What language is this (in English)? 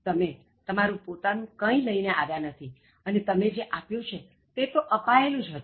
Gujarati